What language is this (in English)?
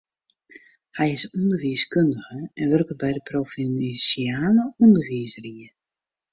Western Frisian